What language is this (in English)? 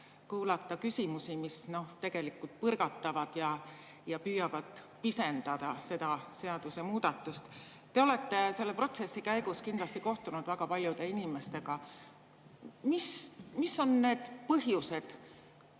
Estonian